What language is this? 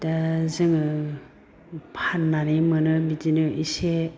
Bodo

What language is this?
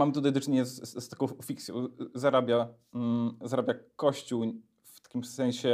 Polish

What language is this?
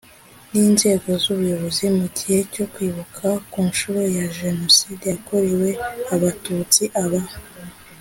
Kinyarwanda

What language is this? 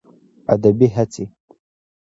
Pashto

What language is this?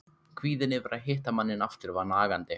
Icelandic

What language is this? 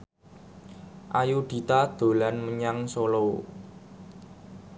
Javanese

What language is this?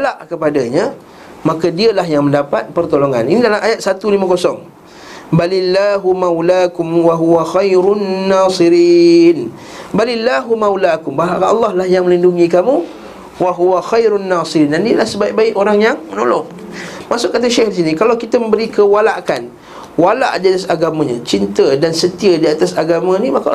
Malay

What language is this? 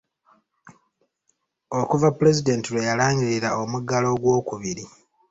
Ganda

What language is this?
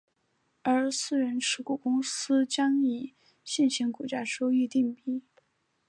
Chinese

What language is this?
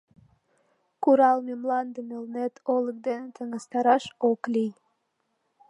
Mari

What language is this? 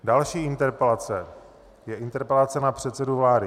Czech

